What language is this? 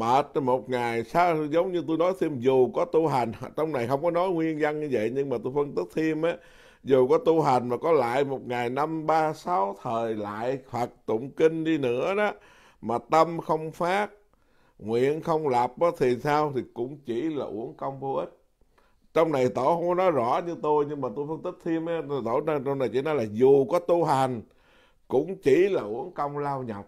Vietnamese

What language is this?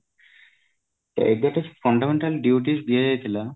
Odia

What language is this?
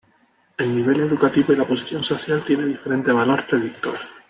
Spanish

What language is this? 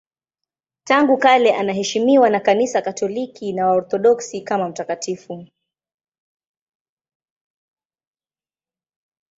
Swahili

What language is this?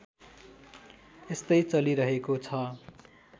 Nepali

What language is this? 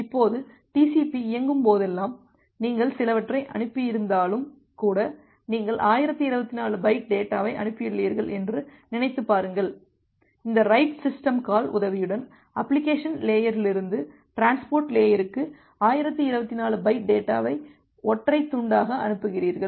Tamil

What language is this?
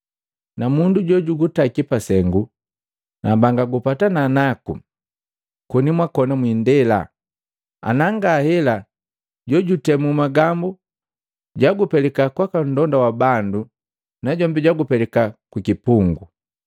Matengo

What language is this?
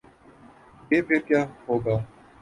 Urdu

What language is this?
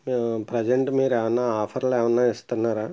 Telugu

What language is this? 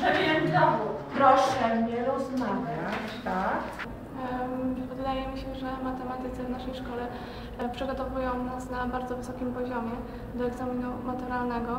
Polish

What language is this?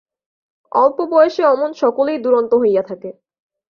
Bangla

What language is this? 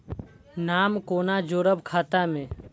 Maithili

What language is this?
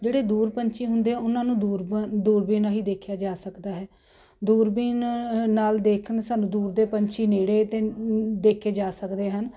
Punjabi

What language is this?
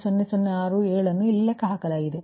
Kannada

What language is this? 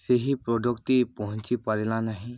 Odia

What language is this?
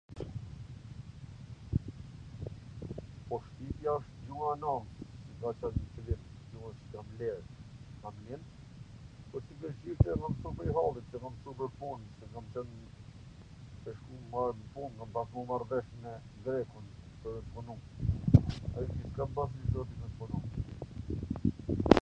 Gheg Albanian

